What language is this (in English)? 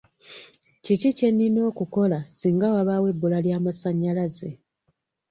Ganda